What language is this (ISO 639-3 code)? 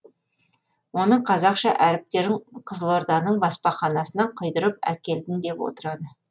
kaz